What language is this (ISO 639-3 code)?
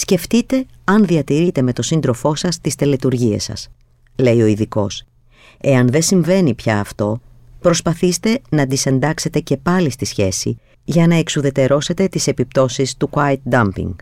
ell